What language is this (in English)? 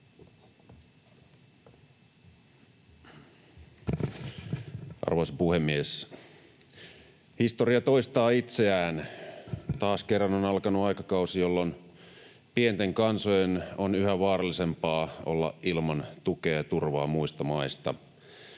Finnish